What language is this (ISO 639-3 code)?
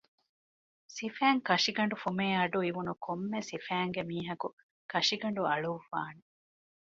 div